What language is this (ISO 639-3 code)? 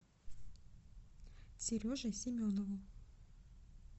rus